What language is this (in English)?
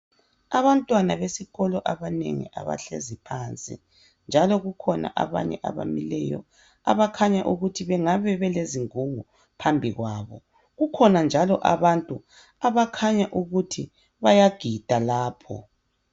North Ndebele